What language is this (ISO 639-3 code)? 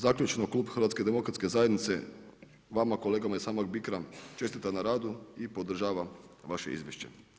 hrv